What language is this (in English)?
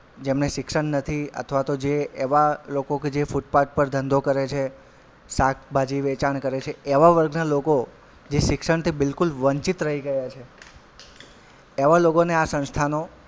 Gujarati